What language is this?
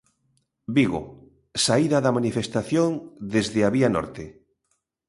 Galician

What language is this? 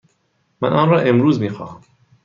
Persian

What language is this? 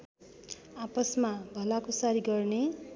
Nepali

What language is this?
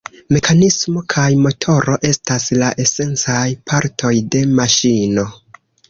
Esperanto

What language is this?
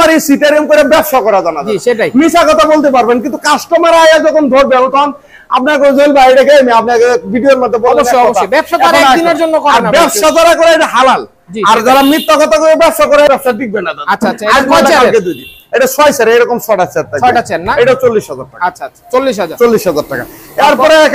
Bangla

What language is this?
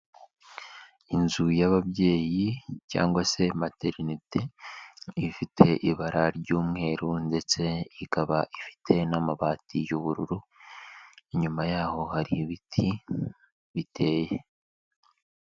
Kinyarwanda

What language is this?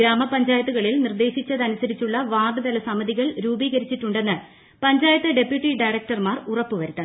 Malayalam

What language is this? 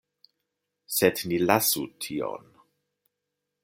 Esperanto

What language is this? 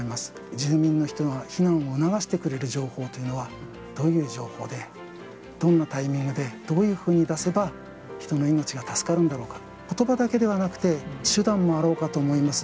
Japanese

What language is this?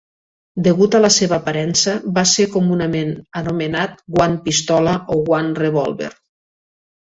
Catalan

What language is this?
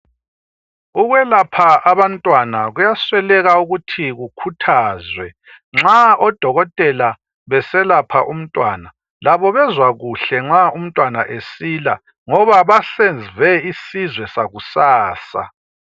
North Ndebele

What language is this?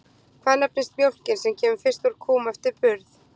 Icelandic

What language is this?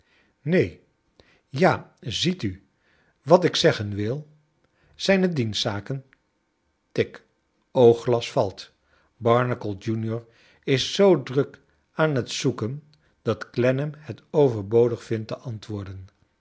Dutch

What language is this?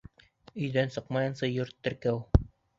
Bashkir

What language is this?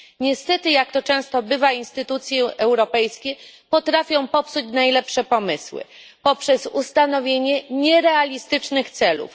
Polish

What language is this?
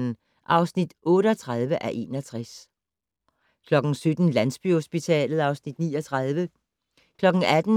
Danish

